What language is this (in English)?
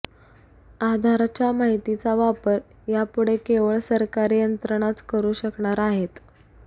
Marathi